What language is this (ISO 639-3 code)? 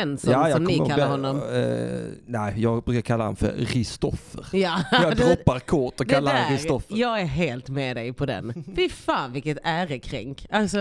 swe